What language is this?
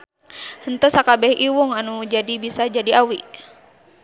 Sundanese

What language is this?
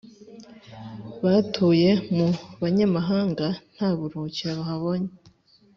Kinyarwanda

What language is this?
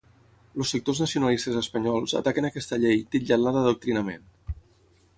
Catalan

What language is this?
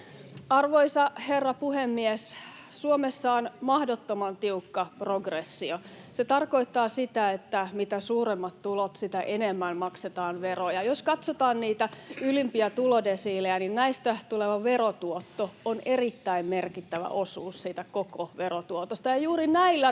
Finnish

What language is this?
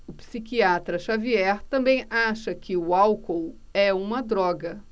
Portuguese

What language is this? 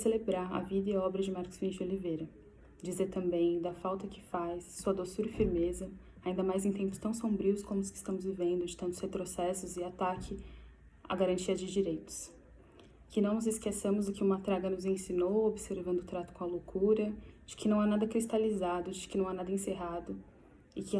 Portuguese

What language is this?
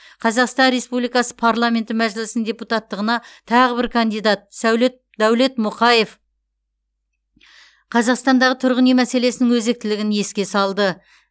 Kazakh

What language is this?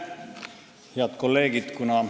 Estonian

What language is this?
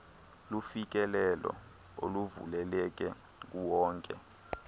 Xhosa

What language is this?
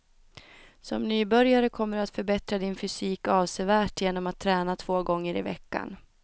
Swedish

